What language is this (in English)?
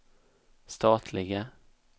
Swedish